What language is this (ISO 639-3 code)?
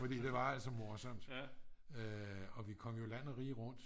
dan